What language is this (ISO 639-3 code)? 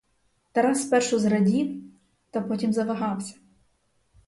ukr